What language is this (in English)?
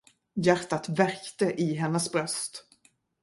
Swedish